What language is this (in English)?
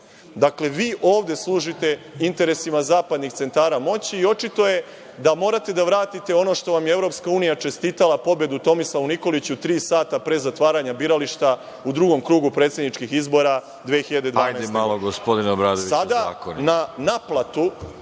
Serbian